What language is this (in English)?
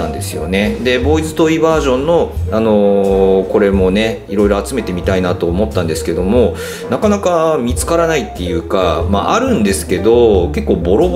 Japanese